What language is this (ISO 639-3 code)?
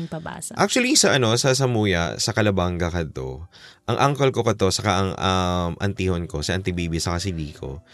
fil